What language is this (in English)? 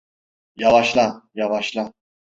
Turkish